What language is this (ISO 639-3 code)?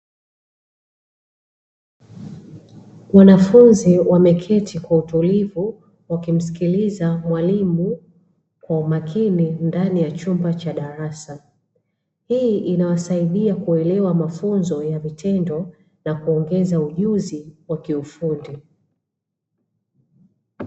swa